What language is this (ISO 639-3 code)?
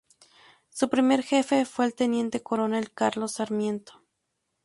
spa